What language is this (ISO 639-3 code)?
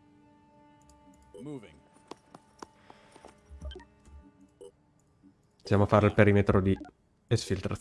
ita